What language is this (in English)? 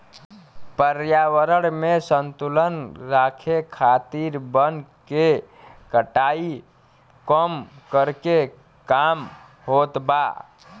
Bhojpuri